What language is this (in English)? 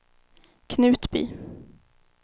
Swedish